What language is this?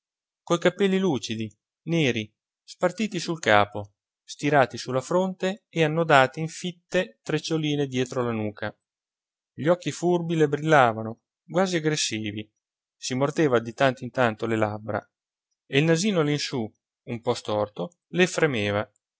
Italian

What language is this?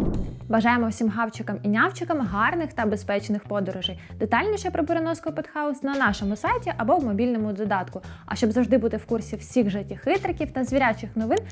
Ukrainian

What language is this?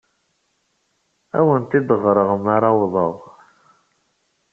Kabyle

